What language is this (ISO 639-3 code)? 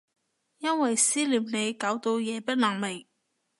yue